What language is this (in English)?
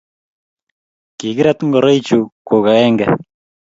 Kalenjin